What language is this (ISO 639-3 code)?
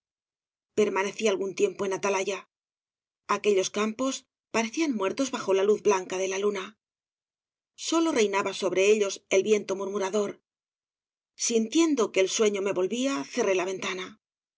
spa